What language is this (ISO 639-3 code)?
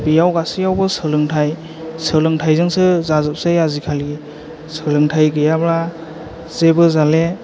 brx